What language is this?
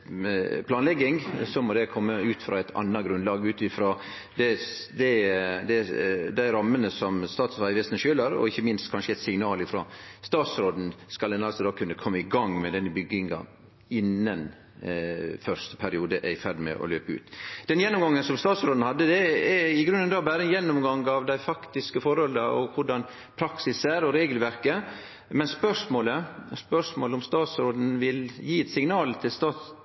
Norwegian Nynorsk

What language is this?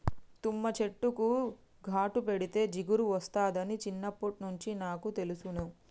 Telugu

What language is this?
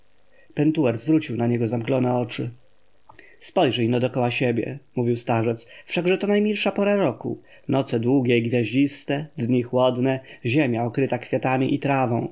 Polish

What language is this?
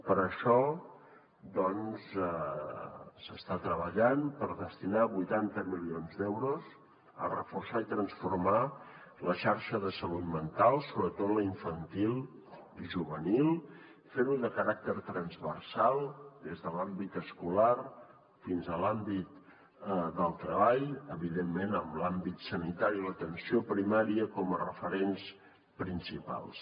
Catalan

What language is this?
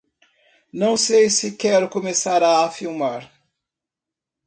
Portuguese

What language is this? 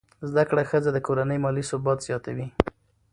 Pashto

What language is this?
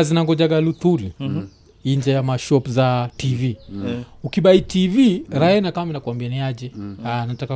Swahili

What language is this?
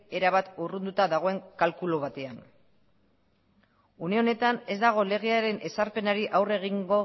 Basque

